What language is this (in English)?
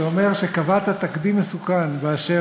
Hebrew